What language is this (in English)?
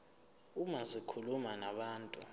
Zulu